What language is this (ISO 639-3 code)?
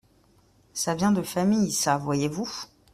fra